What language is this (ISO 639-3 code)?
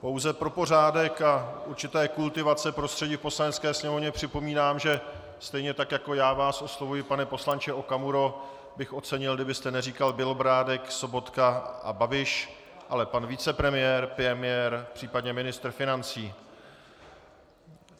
ces